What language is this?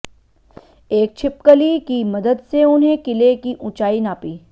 Hindi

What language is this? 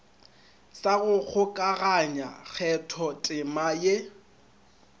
Northern Sotho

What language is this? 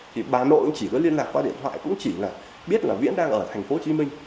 Vietnamese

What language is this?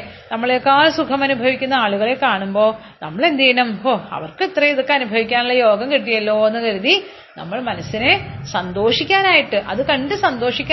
Malayalam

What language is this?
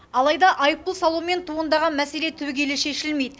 Kazakh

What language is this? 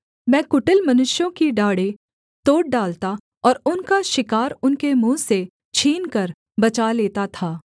Hindi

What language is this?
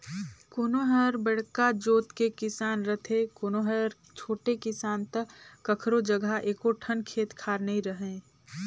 Chhattisgarhi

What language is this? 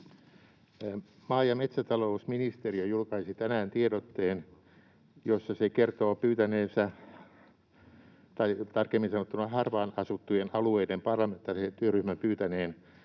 Finnish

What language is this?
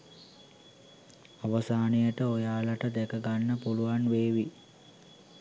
Sinhala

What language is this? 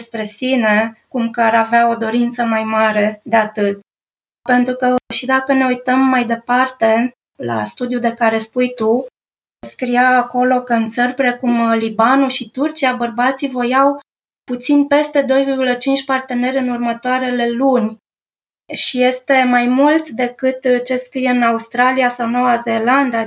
Romanian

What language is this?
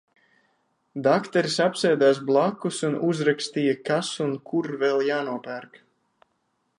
Latvian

